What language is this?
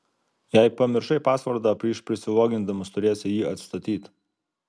Lithuanian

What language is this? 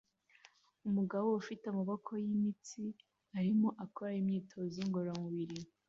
Kinyarwanda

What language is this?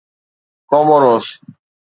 Sindhi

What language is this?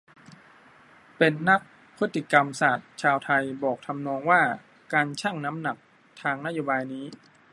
Thai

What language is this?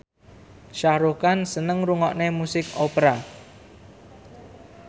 Javanese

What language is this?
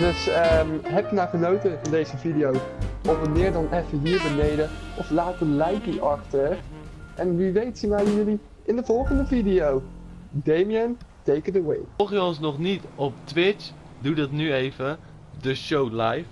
Dutch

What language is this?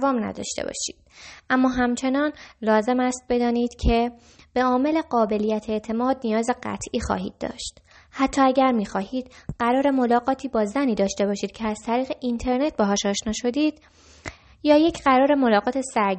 Persian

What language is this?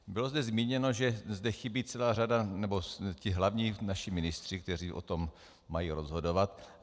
Czech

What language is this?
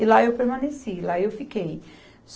Portuguese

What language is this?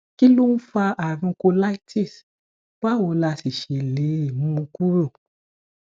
Yoruba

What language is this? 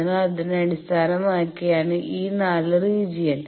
Malayalam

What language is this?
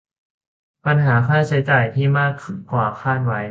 Thai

